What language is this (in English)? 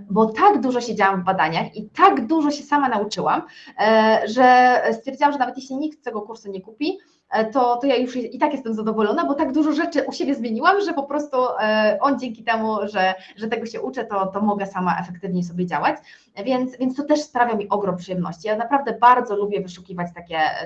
Polish